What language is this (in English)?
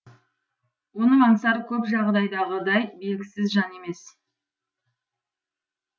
Kazakh